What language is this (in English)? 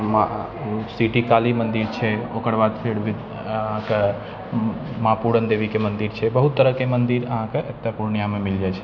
Maithili